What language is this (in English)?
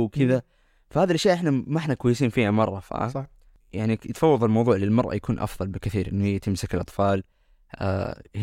Arabic